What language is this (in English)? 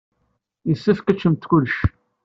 Kabyle